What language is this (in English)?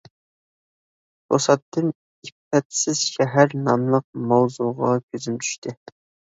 Uyghur